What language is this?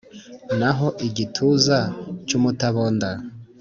Kinyarwanda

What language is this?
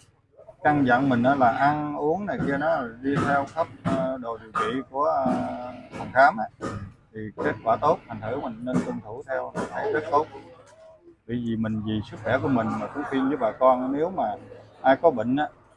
Vietnamese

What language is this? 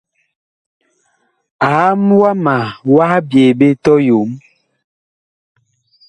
Bakoko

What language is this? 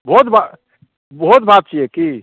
Maithili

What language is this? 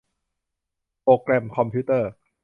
Thai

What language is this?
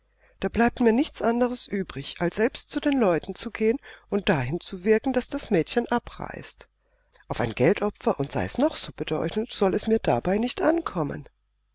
German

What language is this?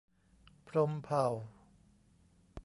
Thai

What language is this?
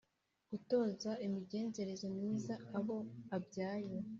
Kinyarwanda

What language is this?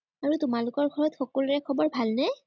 Assamese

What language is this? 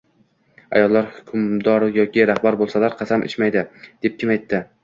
Uzbek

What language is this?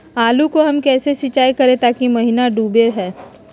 Magahi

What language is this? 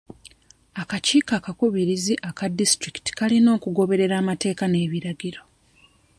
Ganda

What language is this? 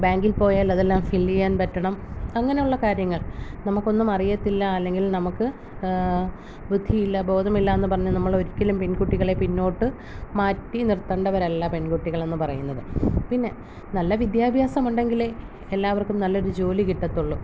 Malayalam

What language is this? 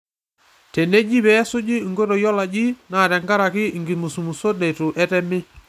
Masai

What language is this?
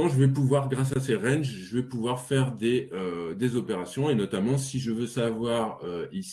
French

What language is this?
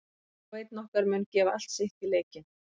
Icelandic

